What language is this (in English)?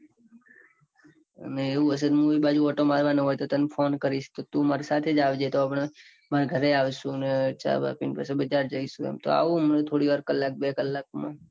Gujarati